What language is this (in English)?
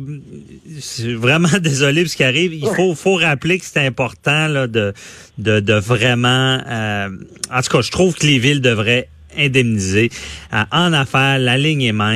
French